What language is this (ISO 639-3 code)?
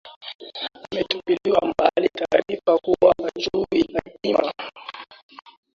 swa